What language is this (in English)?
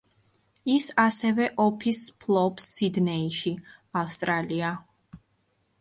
Georgian